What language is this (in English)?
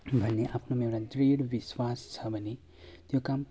Nepali